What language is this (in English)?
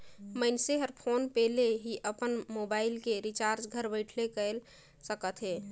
Chhattisgarhi